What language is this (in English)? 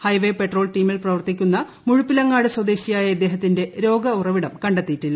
Malayalam